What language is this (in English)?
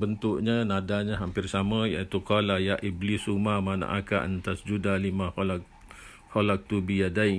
Malay